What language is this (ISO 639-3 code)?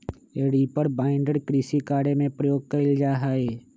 mag